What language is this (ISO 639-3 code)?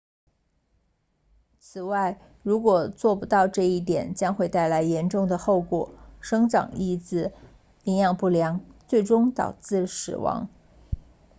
zho